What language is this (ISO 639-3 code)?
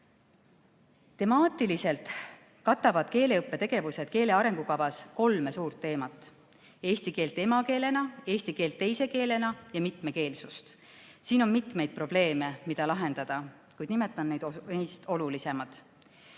est